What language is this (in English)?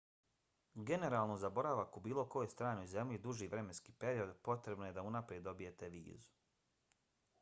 Bosnian